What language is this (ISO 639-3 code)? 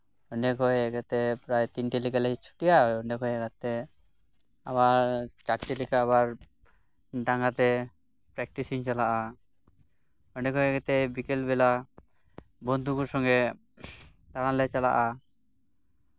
sat